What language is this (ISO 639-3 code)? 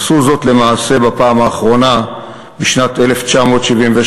heb